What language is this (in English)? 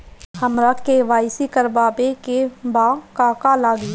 Bhojpuri